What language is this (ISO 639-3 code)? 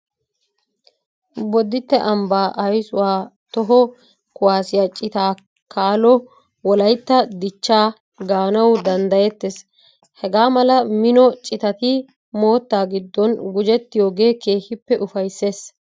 wal